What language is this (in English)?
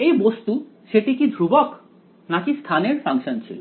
Bangla